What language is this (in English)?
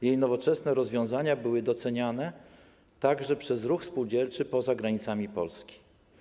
Polish